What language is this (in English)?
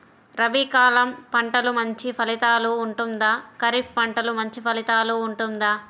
Telugu